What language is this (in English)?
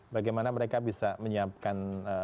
Indonesian